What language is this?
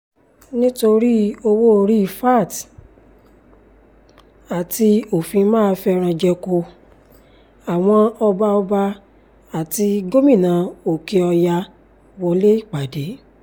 Yoruba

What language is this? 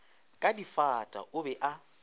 Northern Sotho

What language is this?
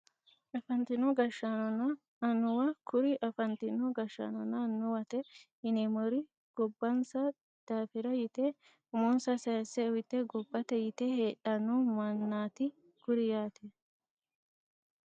Sidamo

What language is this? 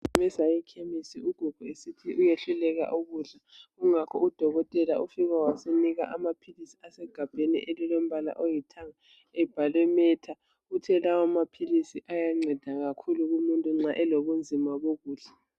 North Ndebele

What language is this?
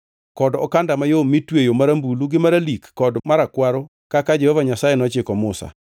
Luo (Kenya and Tanzania)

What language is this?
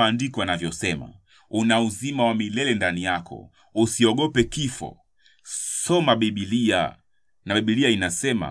Swahili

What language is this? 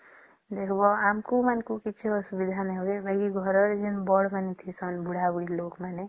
Odia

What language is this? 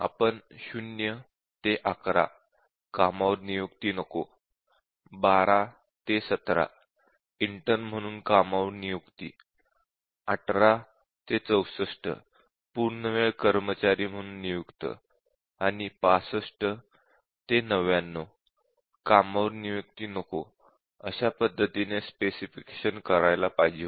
Marathi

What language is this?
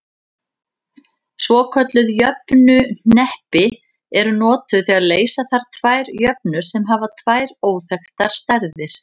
Icelandic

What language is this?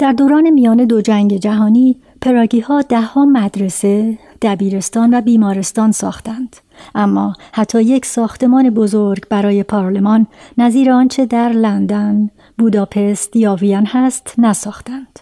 Persian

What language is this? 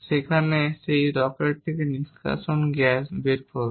Bangla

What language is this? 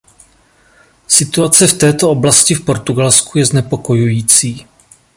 Czech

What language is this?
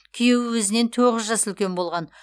Kazakh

